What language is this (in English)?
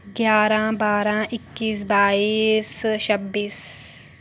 Dogri